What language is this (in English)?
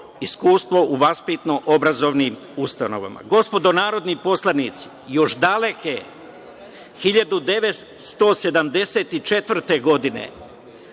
Serbian